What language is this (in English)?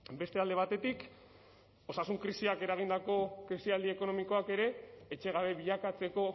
Basque